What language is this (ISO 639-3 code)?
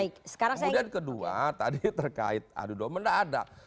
ind